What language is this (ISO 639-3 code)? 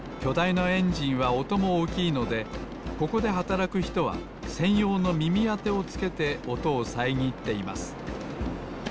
jpn